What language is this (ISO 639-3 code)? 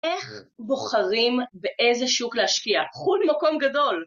heb